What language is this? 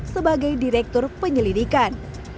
Indonesian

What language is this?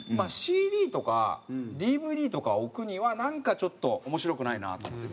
Japanese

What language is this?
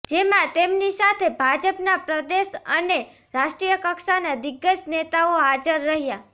Gujarati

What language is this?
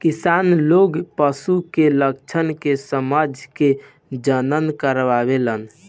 Bhojpuri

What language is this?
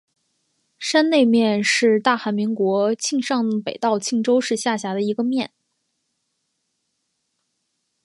Chinese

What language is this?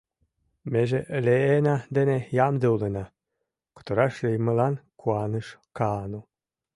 Mari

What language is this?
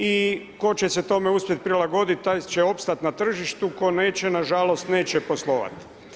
Croatian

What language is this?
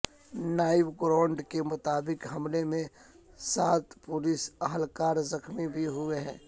Urdu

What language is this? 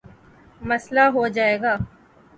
Urdu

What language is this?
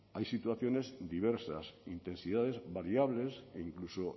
Spanish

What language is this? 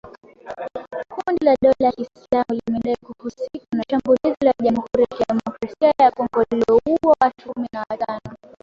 Swahili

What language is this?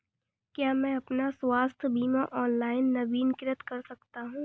Hindi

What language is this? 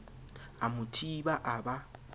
Southern Sotho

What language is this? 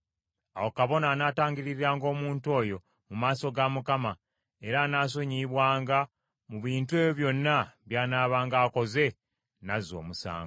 Ganda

